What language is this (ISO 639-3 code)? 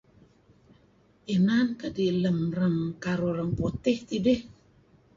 kzi